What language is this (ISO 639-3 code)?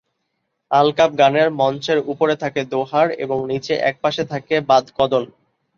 ben